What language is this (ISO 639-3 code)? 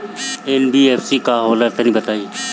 bho